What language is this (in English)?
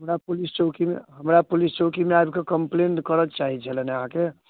Maithili